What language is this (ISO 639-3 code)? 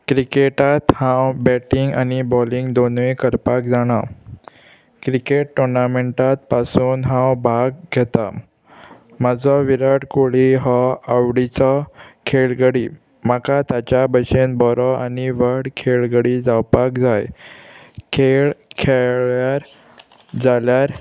kok